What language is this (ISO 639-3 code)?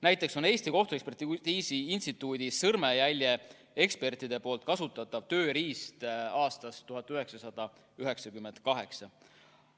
est